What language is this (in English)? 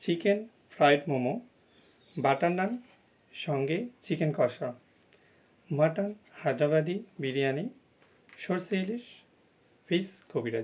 Bangla